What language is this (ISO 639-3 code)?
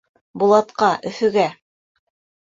bak